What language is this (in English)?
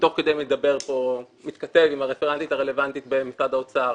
Hebrew